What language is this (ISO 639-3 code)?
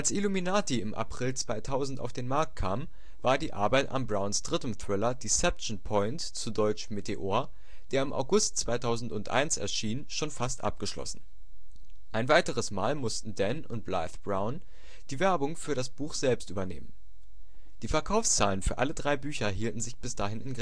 deu